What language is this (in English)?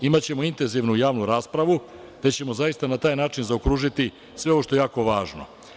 Serbian